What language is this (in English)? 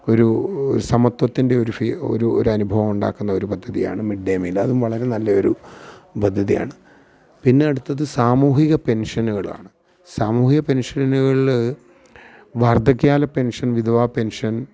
Malayalam